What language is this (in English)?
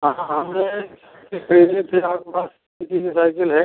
Hindi